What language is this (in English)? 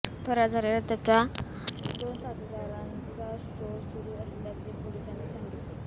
Marathi